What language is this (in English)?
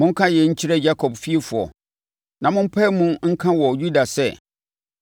Akan